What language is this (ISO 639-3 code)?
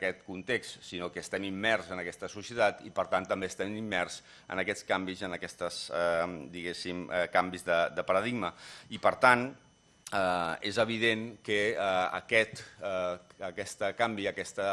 cat